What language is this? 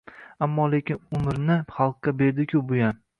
Uzbek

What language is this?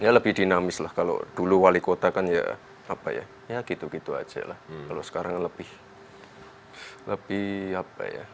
Indonesian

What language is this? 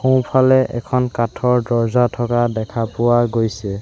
Assamese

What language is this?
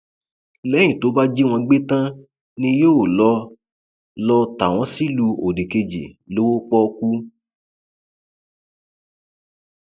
Yoruba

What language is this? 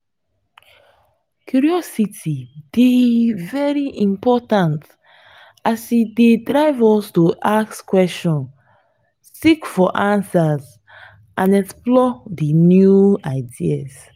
Nigerian Pidgin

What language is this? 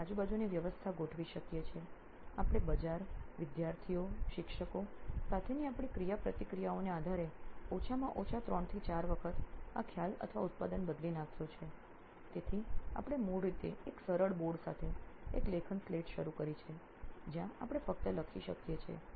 Gujarati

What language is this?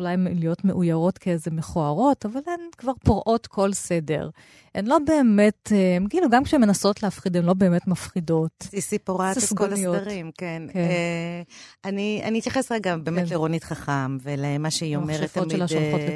Hebrew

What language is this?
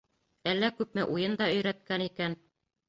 Bashkir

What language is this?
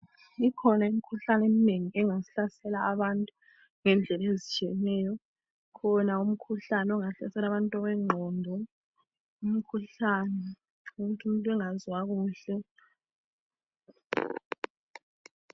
North Ndebele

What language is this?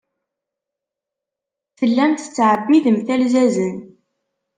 Kabyle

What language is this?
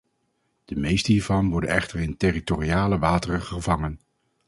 Dutch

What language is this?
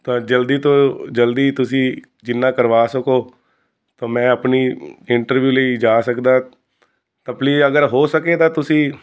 Punjabi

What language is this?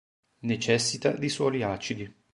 Italian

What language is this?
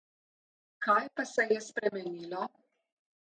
Slovenian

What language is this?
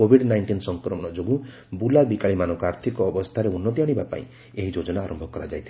Odia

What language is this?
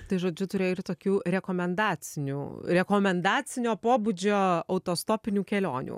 Lithuanian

